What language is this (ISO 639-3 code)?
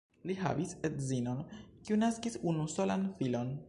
epo